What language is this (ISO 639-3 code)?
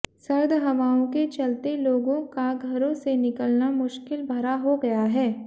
hin